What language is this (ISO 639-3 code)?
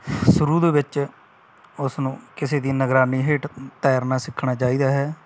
pan